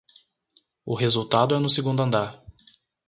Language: Portuguese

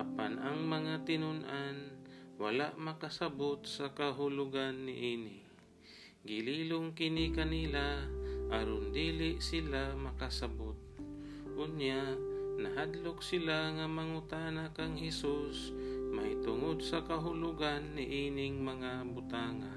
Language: Filipino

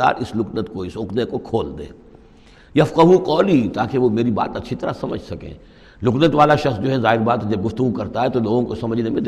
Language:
Urdu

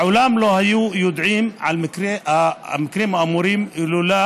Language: Hebrew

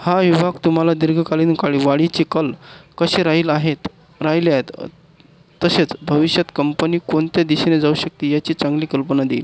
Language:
Marathi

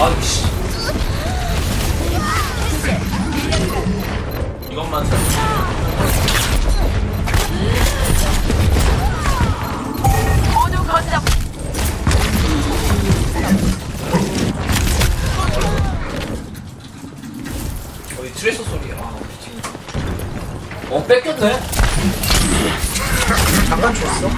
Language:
Korean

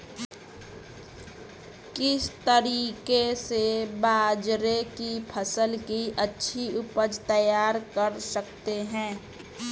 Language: Hindi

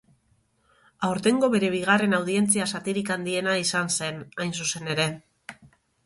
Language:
Basque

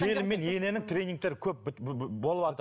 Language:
Kazakh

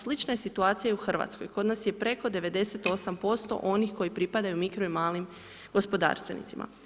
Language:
Croatian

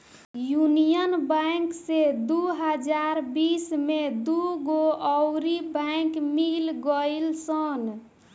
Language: Bhojpuri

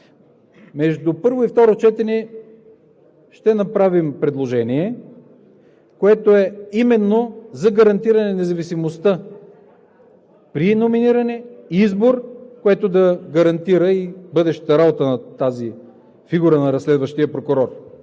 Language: Bulgarian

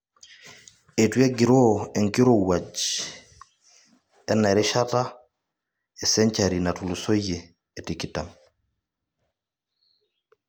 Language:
Masai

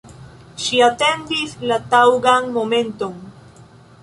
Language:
Esperanto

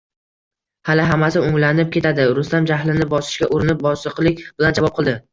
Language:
Uzbek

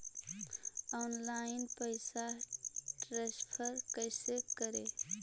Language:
Magahi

